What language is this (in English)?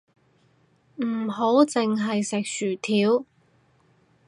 Cantonese